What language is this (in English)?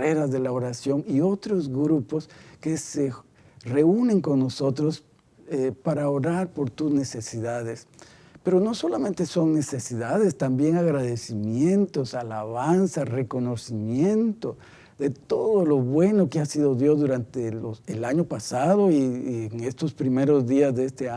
Spanish